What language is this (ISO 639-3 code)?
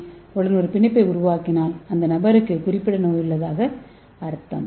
tam